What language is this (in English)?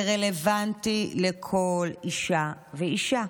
Hebrew